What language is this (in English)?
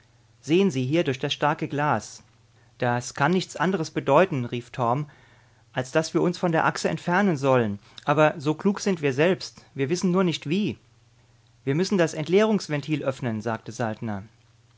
German